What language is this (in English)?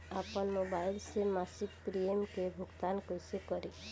Bhojpuri